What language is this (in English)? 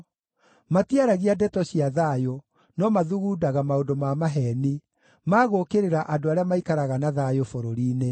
Kikuyu